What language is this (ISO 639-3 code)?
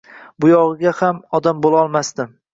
uzb